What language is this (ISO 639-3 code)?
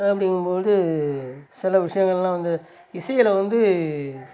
tam